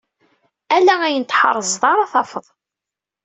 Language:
Kabyle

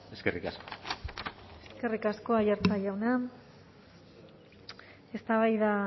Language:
Basque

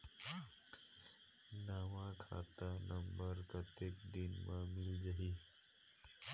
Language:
Chhattisgarhi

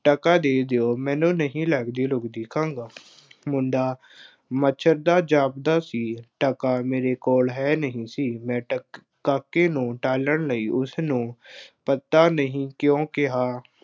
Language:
Punjabi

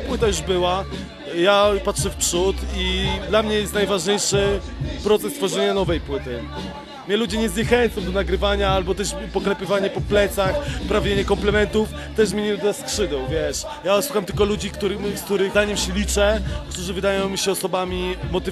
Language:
Polish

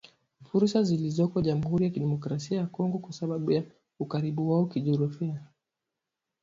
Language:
Swahili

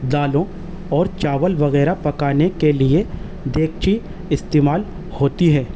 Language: Urdu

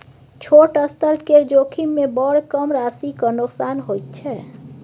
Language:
Maithili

